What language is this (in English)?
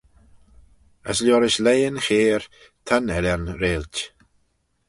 Manx